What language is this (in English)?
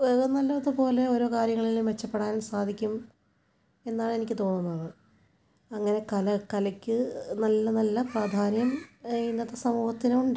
Malayalam